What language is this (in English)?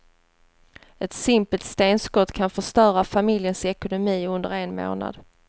Swedish